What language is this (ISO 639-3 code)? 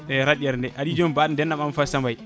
ful